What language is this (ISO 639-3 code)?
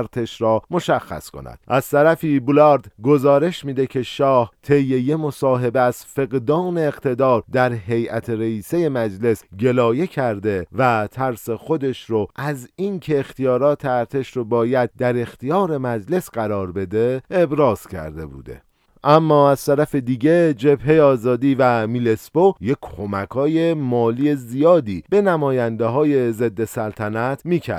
fas